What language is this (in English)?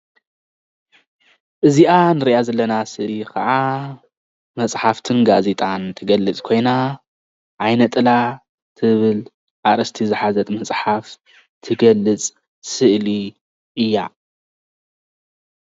Tigrinya